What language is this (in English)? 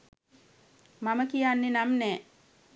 Sinhala